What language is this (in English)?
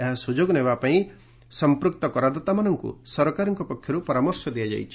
Odia